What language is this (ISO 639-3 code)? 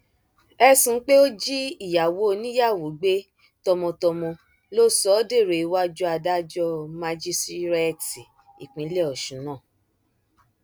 yor